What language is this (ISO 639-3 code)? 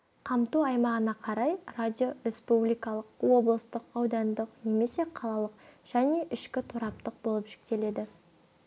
kaz